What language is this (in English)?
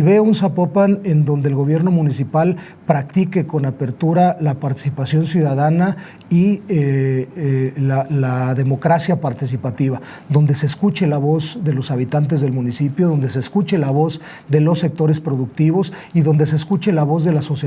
Spanish